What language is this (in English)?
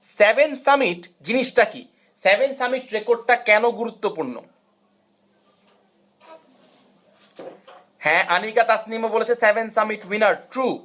Bangla